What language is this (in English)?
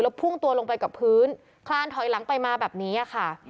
Thai